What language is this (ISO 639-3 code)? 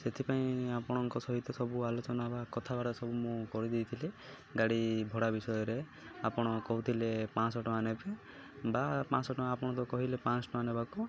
ori